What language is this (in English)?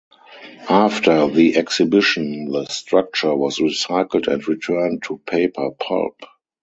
English